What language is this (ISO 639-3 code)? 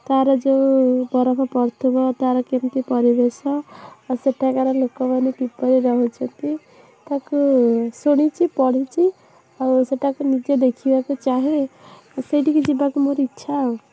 ori